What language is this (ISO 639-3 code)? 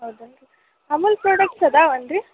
kan